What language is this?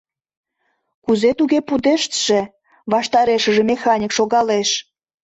Mari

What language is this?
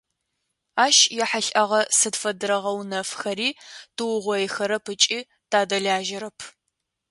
Adyghe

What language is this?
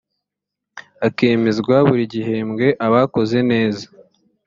Kinyarwanda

